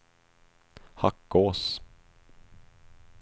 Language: Swedish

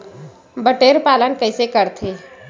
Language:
Chhattisgarhi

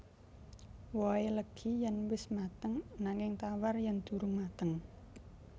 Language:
Javanese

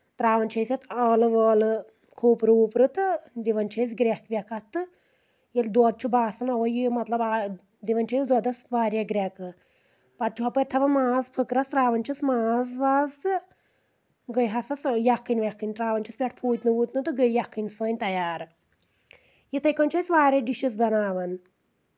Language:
Kashmiri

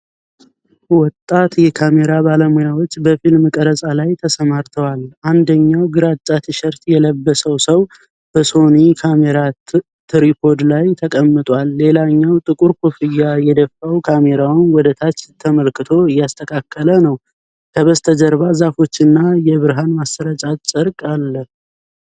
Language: Amharic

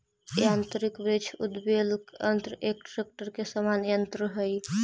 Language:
Magahi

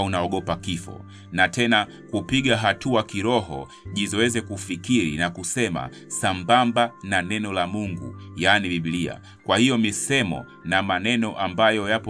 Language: Swahili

